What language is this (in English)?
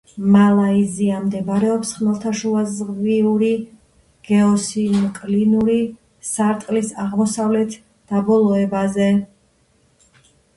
Georgian